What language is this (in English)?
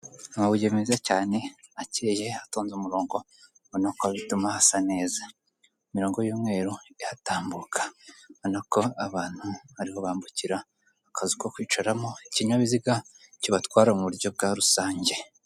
Kinyarwanda